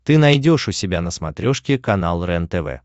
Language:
Russian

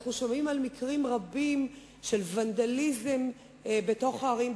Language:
Hebrew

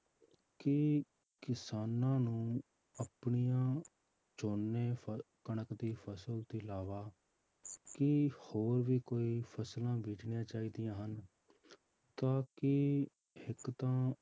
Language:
Punjabi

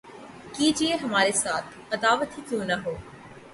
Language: Urdu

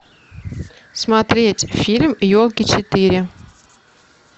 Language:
Russian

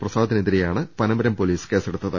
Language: Malayalam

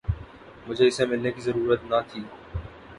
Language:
Urdu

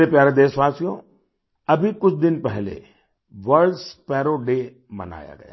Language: Hindi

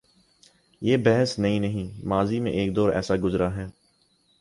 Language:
Urdu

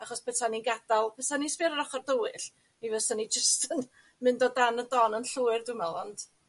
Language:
Welsh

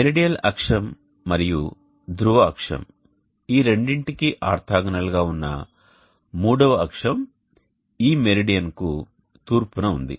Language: Telugu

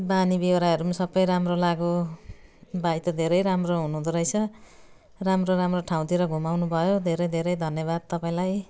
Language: Nepali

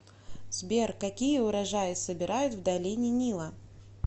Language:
Russian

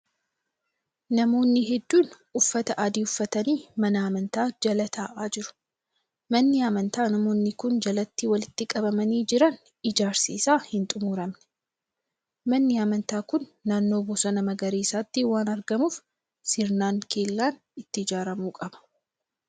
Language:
Oromo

